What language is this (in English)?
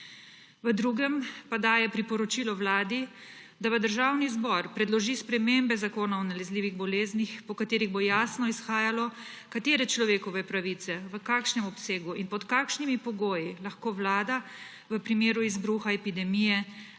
Slovenian